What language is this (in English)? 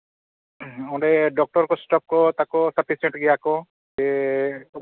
Santali